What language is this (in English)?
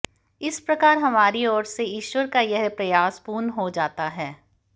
Hindi